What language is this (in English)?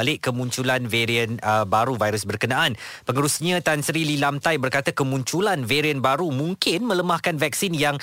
Malay